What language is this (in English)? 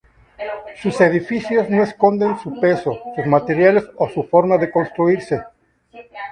Spanish